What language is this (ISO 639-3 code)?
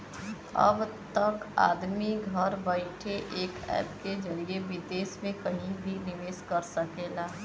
bho